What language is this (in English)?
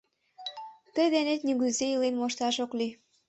Mari